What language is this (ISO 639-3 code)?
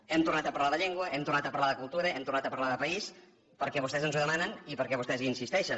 cat